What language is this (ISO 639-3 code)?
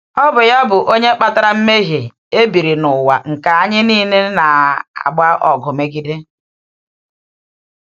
ibo